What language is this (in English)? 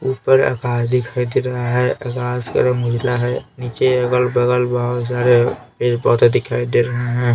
Hindi